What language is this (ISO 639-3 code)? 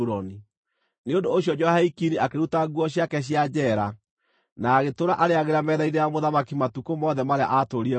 kik